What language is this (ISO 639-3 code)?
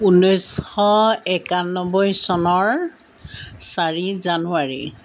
asm